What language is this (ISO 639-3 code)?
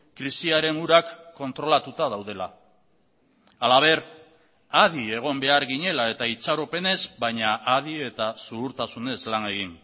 eus